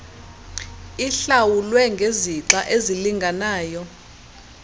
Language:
Xhosa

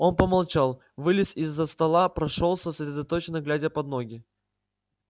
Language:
Russian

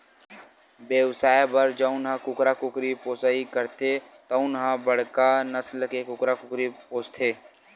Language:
Chhattisgarhi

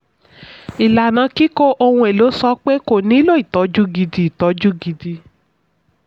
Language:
Yoruba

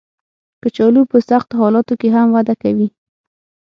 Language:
Pashto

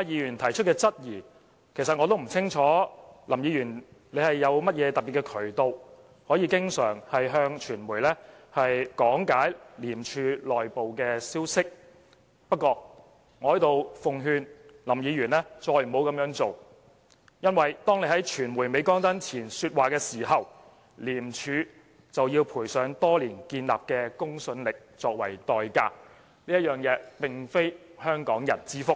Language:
Cantonese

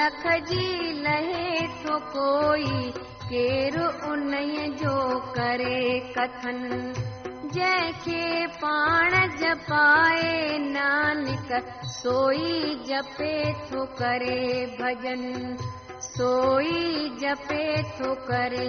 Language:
Hindi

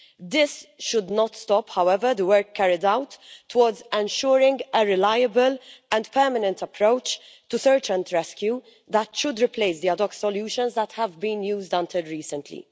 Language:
English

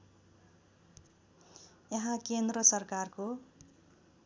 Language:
Nepali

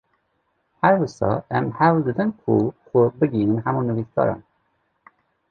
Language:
Kurdish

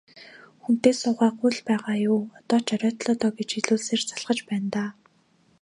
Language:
Mongolian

